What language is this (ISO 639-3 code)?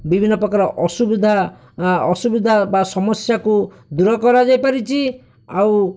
ori